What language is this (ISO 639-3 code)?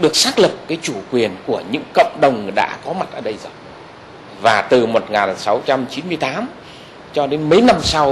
vie